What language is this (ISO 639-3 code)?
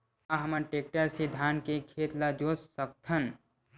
hne